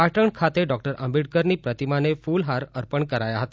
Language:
Gujarati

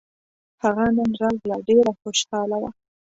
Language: Pashto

